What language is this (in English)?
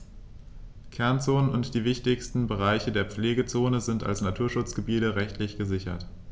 German